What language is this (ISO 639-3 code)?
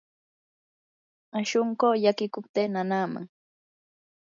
qur